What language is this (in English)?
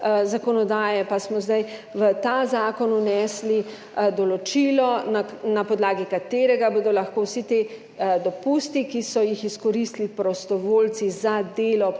Slovenian